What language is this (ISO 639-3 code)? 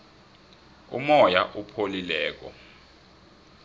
nbl